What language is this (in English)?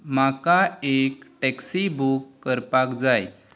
Konkani